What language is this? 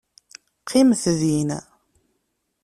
Kabyle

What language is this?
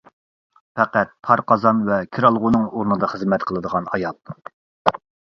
Uyghur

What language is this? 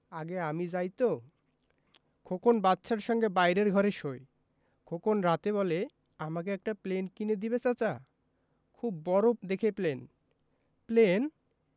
Bangla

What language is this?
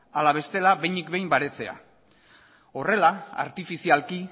Basque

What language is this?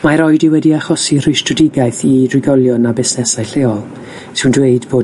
Welsh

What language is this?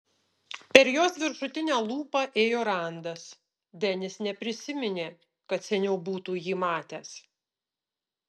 Lithuanian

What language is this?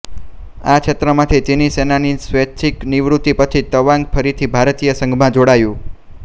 Gujarati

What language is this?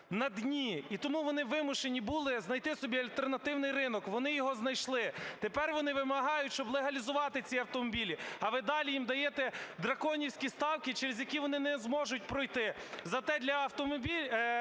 Ukrainian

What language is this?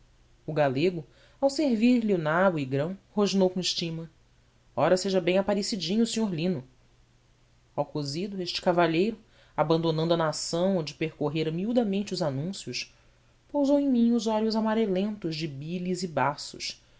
Portuguese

